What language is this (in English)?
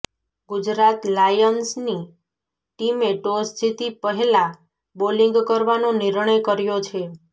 Gujarati